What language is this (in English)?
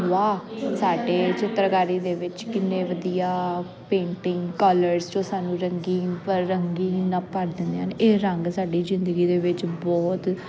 Punjabi